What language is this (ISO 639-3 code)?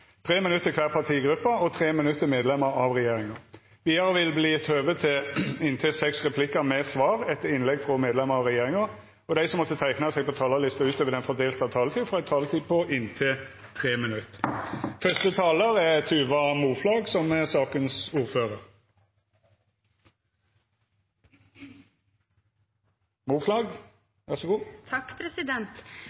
nno